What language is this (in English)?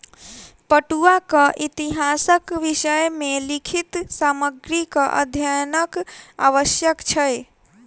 Maithili